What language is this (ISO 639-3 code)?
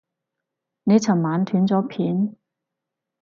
yue